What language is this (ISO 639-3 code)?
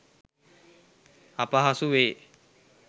sin